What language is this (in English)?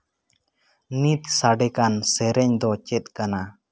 Santali